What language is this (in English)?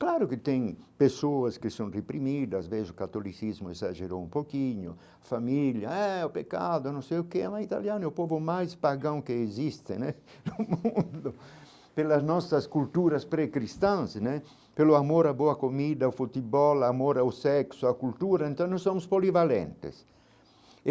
Portuguese